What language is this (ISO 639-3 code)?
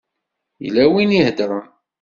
kab